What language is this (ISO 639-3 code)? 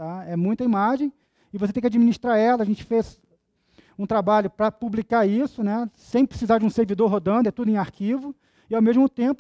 por